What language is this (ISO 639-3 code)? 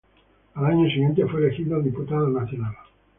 spa